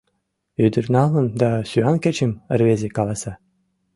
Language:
Mari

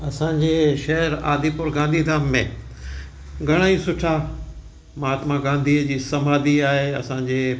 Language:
Sindhi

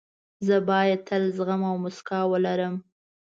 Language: Pashto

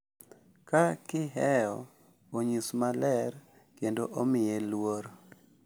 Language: Luo (Kenya and Tanzania)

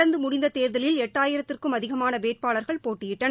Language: Tamil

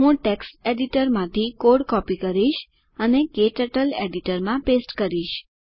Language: Gujarati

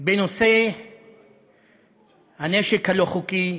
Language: Hebrew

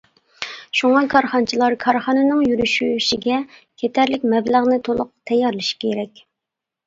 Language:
Uyghur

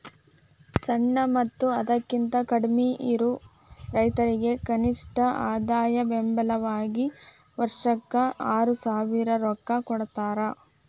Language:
Kannada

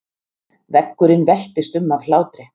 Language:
Icelandic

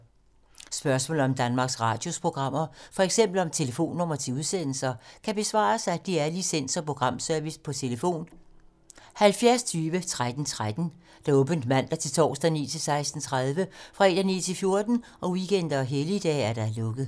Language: Danish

